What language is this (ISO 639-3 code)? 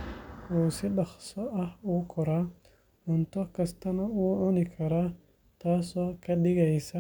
som